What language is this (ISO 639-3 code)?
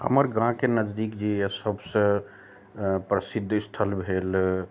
mai